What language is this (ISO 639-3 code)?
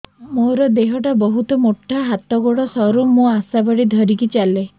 ori